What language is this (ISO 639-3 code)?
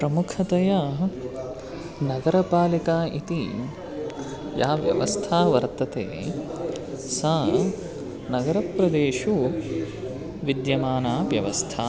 san